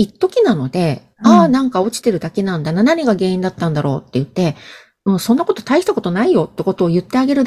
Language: Japanese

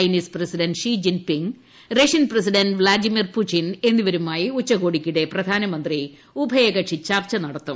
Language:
Malayalam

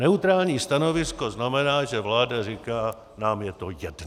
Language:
Czech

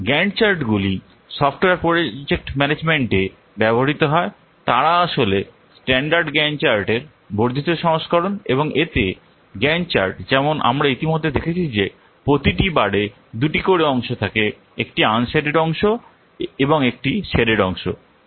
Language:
Bangla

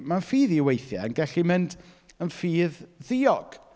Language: Welsh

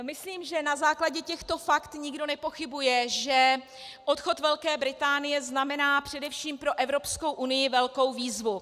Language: Czech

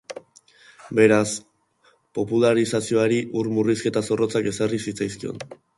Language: Basque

